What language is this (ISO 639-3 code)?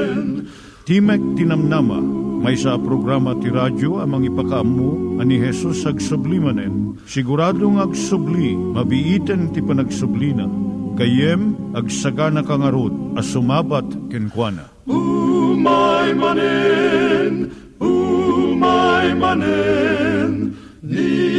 fil